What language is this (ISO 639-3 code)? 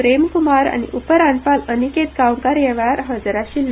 kok